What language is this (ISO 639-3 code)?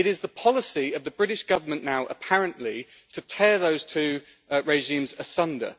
eng